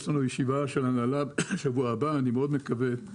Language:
Hebrew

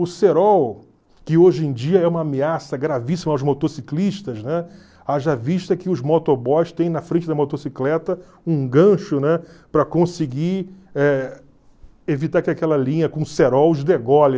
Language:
Portuguese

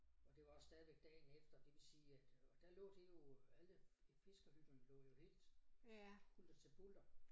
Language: Danish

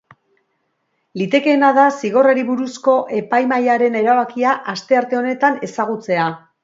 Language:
Basque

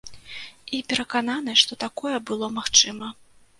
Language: Belarusian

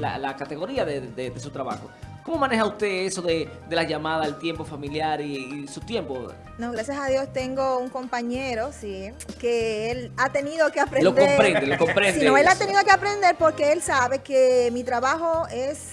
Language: Spanish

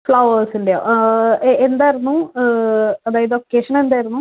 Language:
Malayalam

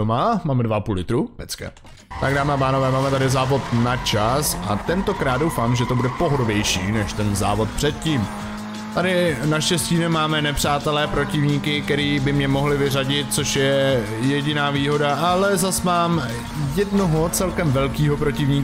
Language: Czech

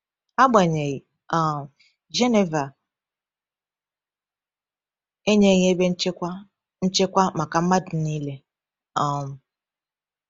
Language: Igbo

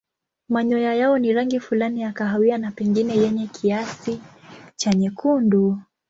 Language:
Swahili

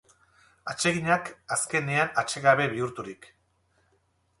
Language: Basque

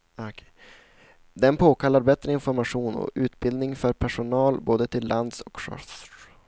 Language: Swedish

